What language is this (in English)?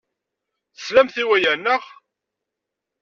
Kabyle